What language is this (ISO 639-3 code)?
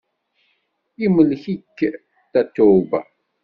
kab